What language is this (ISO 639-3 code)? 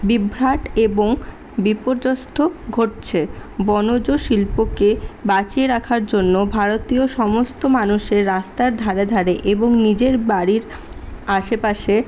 ben